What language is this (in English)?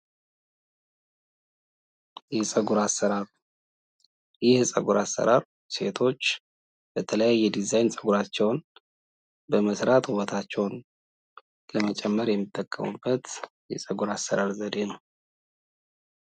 Amharic